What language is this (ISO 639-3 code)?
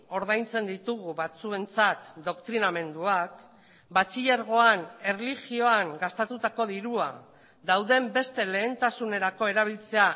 eus